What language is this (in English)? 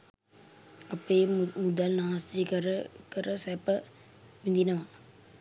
Sinhala